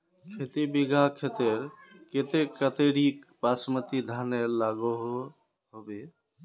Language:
Magahi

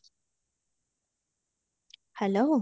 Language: Odia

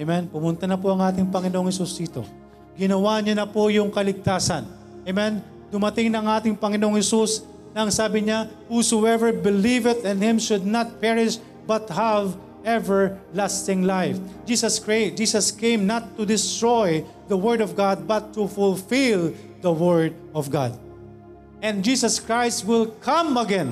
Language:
Filipino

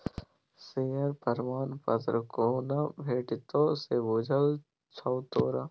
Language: Maithili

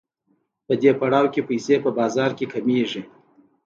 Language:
Pashto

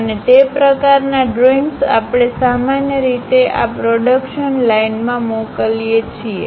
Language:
Gujarati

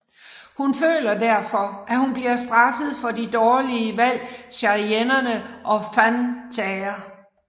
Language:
Danish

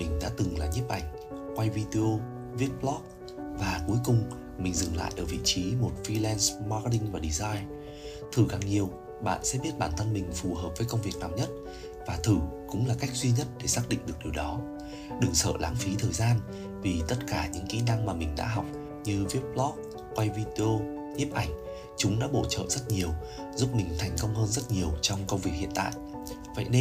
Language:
Vietnamese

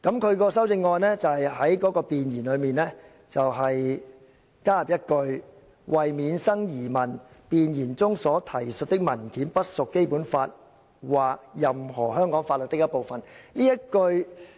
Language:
Cantonese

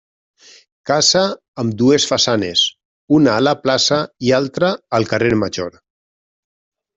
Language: Catalan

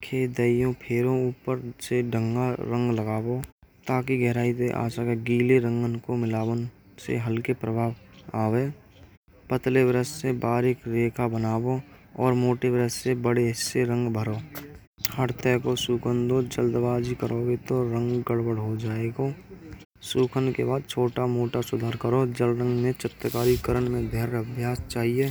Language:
Braj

